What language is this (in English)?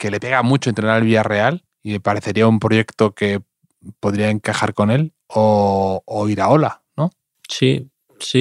Spanish